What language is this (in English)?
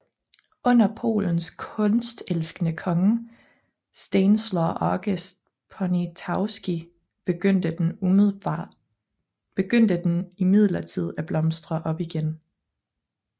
Danish